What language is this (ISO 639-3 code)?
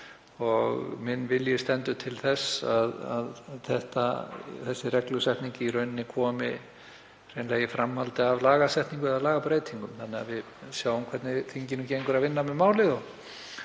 isl